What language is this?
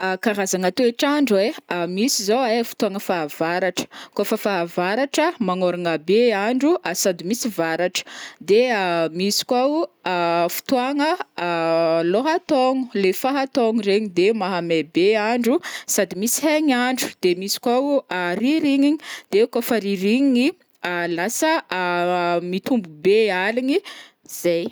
Northern Betsimisaraka Malagasy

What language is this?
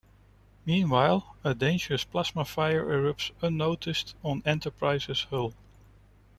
English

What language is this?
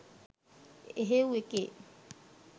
Sinhala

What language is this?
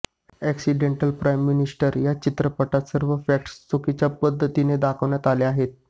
Marathi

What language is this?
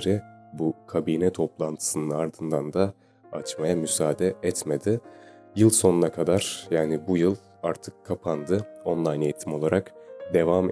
Turkish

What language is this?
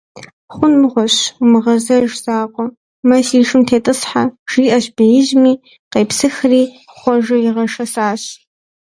Kabardian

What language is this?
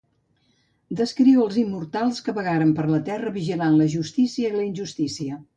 Catalan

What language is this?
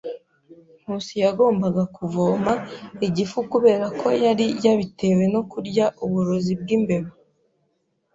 Kinyarwanda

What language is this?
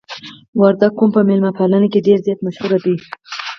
Pashto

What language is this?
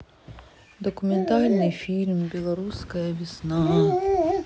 Russian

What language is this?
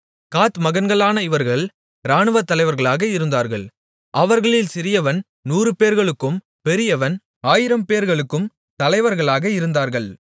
Tamil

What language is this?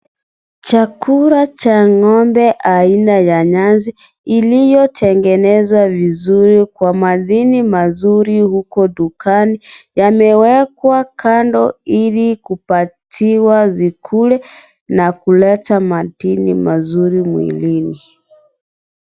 Swahili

